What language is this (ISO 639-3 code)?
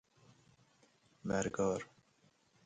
fas